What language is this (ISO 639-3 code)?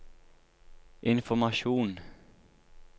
nor